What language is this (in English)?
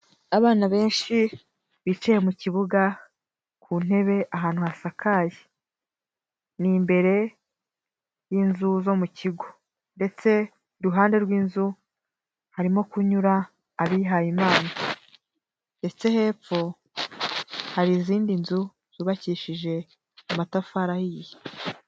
Kinyarwanda